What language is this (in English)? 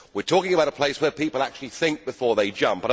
English